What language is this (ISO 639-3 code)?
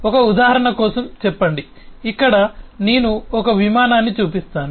tel